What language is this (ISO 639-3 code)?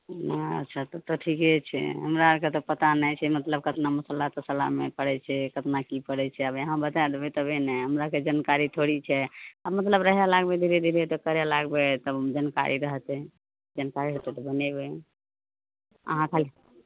mai